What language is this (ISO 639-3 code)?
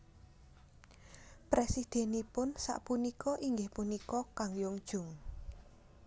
jav